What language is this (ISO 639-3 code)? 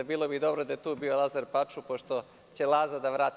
srp